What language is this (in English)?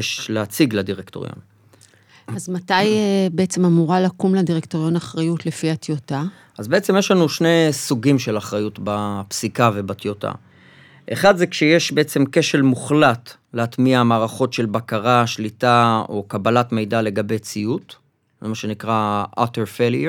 Hebrew